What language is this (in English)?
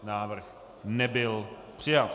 Czech